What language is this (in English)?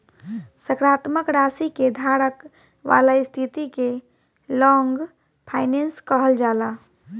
Bhojpuri